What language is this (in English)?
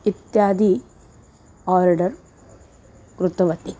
Sanskrit